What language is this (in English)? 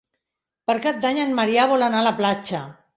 Catalan